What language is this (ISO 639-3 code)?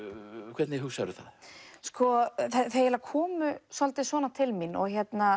isl